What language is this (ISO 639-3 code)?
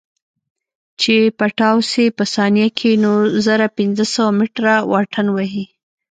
pus